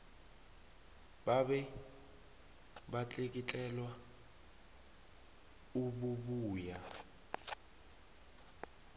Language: South Ndebele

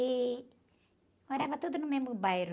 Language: Portuguese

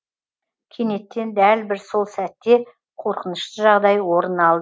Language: Kazakh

